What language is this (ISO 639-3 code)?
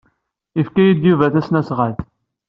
kab